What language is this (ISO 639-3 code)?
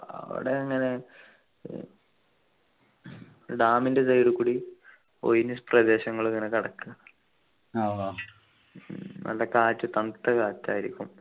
mal